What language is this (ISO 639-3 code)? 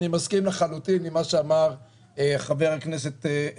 heb